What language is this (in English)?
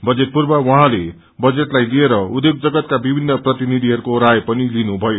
Nepali